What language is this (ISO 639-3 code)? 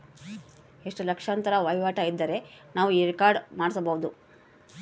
kan